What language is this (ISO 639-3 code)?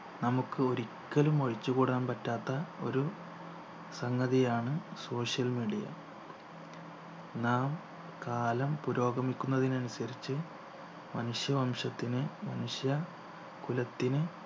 mal